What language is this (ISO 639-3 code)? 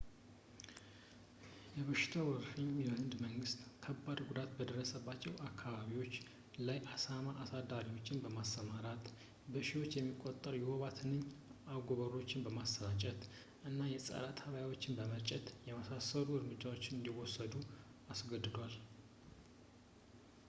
amh